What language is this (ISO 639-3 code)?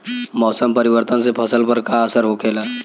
bho